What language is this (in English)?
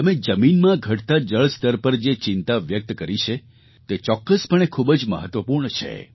Gujarati